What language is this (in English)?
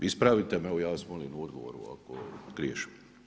Croatian